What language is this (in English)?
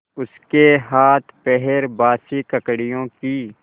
Hindi